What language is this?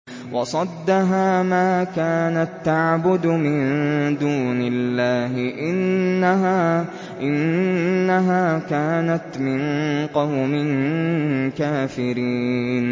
Arabic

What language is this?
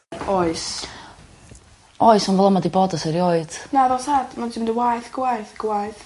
Welsh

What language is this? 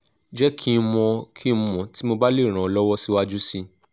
Yoruba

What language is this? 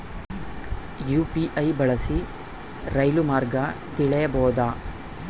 Kannada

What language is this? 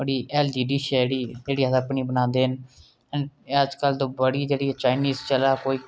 Dogri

